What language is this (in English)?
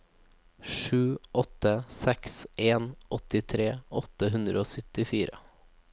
Norwegian